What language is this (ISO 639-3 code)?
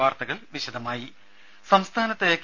mal